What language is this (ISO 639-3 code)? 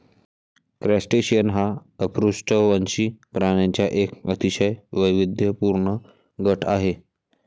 mar